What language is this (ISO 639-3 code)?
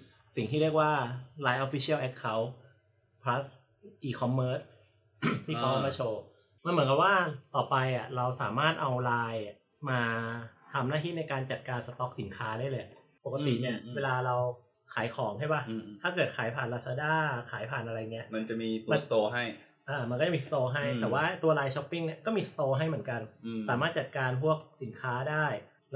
tha